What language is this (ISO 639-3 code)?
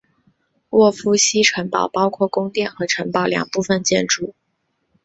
zho